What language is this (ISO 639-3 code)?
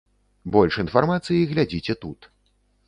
bel